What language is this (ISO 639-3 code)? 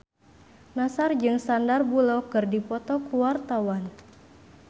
sun